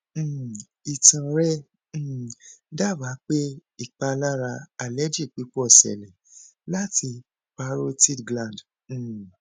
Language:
Yoruba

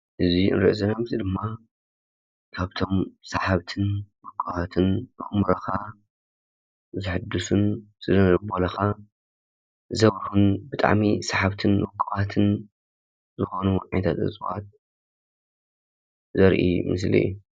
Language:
Tigrinya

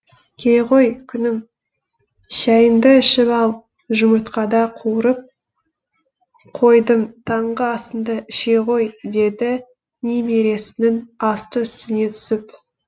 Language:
Kazakh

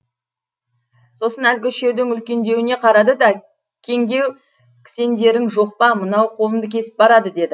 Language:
Kazakh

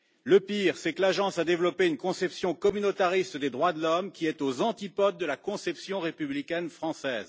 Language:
French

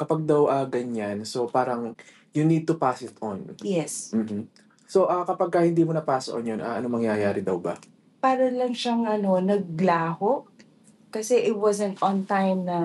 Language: Filipino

